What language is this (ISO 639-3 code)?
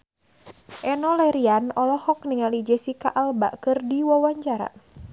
sun